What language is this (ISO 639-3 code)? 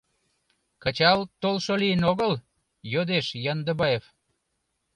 chm